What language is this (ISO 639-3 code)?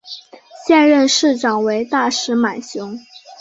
zho